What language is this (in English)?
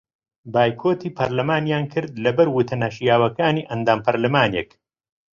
Central Kurdish